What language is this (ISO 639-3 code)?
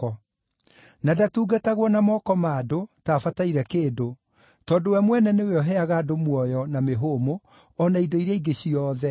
kik